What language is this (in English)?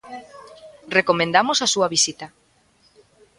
Galician